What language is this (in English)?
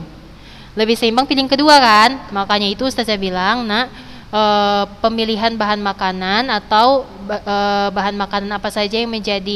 Indonesian